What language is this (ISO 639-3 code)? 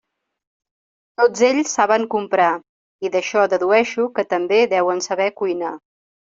cat